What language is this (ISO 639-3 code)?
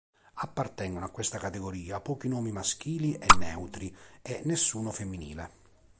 ita